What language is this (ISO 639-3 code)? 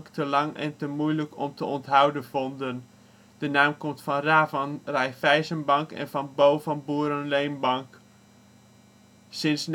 nld